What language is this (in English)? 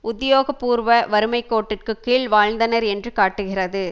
Tamil